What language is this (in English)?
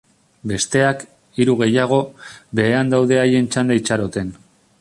Basque